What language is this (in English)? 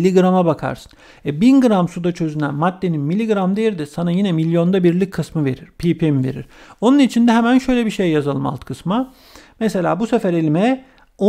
Turkish